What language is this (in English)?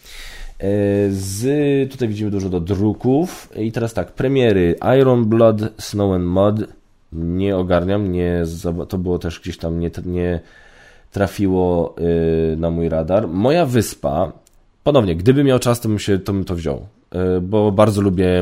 Polish